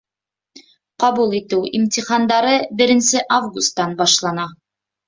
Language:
Bashkir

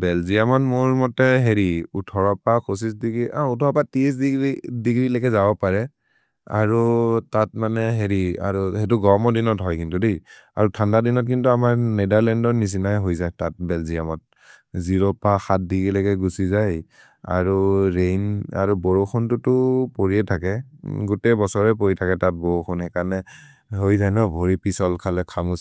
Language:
Maria (India)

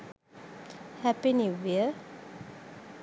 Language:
Sinhala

